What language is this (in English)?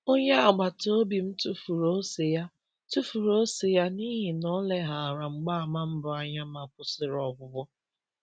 Igbo